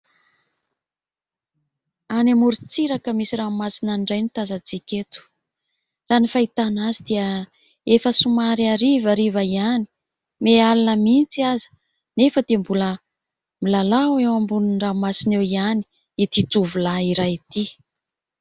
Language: Malagasy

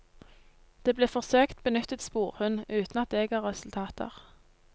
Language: Norwegian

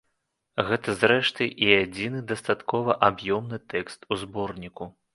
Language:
Belarusian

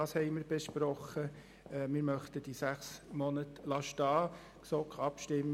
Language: Swiss German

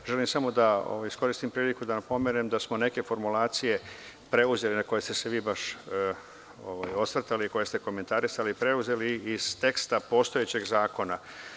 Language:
Serbian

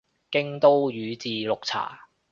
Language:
Cantonese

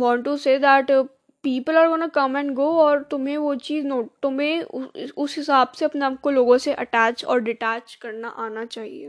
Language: Hindi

